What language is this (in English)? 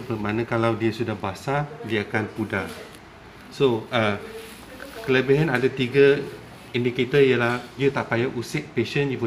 Malay